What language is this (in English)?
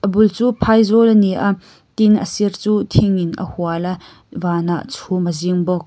Mizo